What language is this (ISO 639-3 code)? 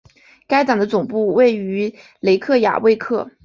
zho